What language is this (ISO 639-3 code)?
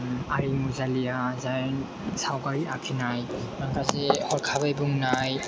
brx